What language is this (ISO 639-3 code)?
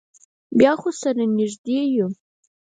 pus